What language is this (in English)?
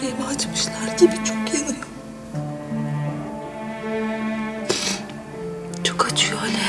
Turkish